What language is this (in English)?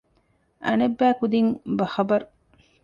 Divehi